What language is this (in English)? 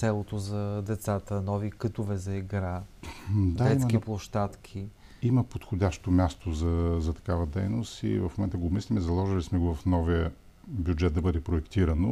Bulgarian